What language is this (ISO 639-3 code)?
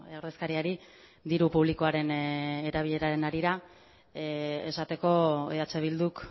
eus